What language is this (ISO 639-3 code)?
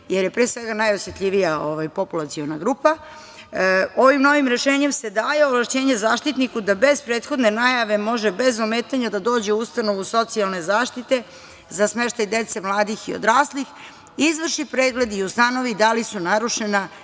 srp